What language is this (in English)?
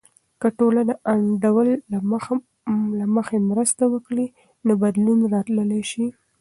Pashto